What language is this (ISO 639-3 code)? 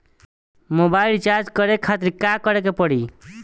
bho